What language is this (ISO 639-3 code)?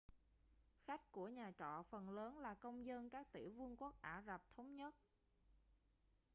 vie